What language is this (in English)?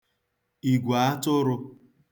Igbo